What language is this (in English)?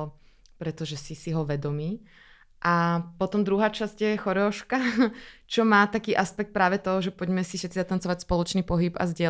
Czech